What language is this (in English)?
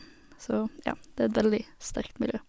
Norwegian